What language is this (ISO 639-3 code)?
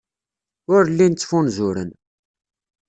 kab